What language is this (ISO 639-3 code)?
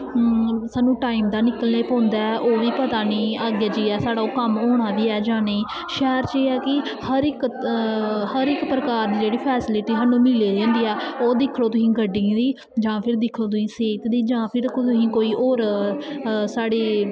doi